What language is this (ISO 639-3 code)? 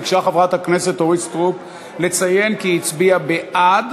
heb